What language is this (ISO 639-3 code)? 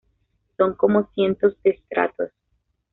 spa